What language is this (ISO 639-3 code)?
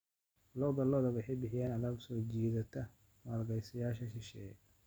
som